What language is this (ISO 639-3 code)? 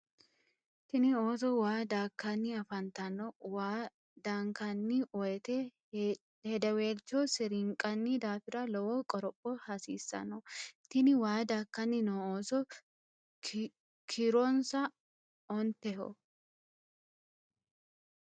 sid